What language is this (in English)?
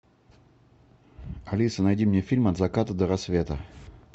Russian